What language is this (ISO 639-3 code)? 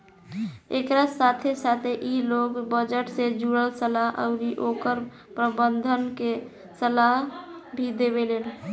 bho